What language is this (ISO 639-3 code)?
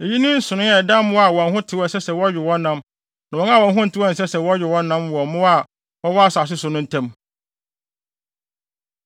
aka